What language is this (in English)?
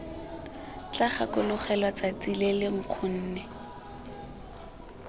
Tswana